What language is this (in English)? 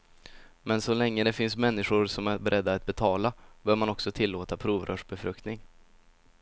Swedish